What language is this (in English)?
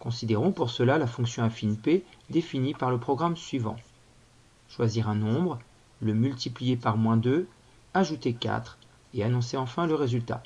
French